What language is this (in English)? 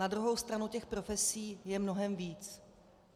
Czech